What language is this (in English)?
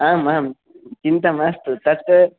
Sanskrit